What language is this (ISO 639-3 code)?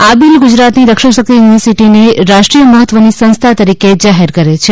guj